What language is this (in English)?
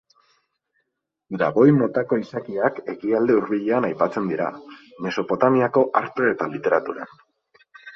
Basque